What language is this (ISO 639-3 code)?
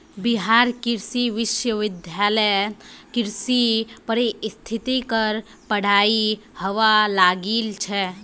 mag